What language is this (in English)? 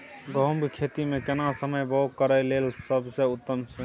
Maithili